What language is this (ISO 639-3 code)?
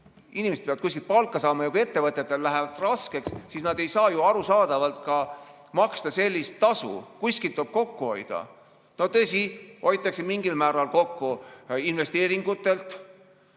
est